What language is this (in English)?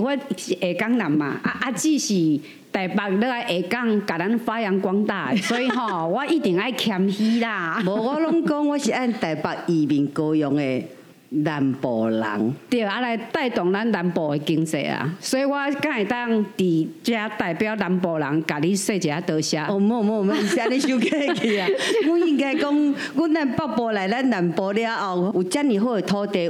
Chinese